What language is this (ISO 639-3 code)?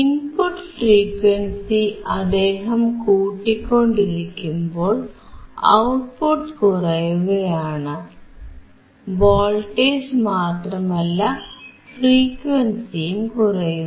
mal